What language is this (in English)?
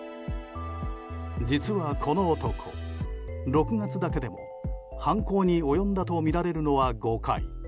Japanese